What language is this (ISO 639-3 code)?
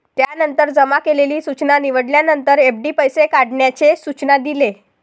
mar